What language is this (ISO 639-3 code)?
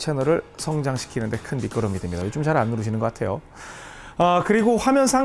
kor